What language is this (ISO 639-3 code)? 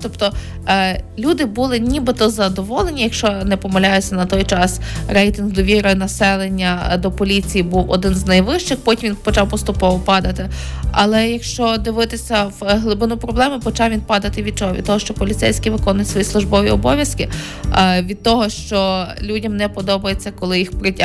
ukr